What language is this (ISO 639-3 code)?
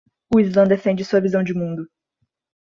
por